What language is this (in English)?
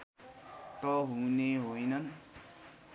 Nepali